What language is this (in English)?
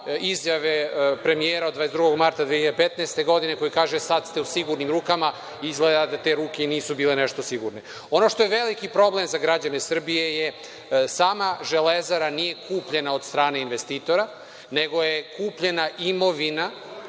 Serbian